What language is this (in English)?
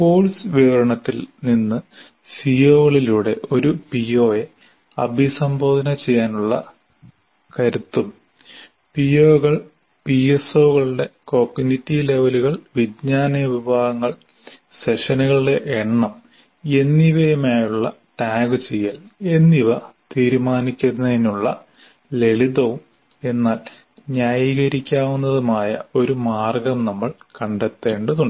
Malayalam